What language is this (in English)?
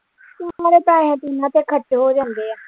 Punjabi